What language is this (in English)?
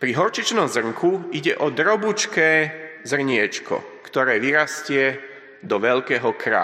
Slovak